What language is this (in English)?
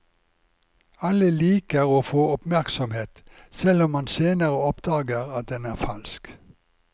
Norwegian